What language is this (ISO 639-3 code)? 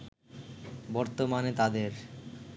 ben